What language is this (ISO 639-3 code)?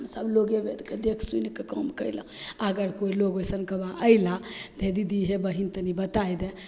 mai